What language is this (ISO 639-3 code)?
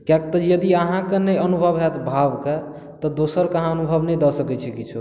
mai